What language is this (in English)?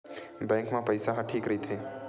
Chhattisgarhi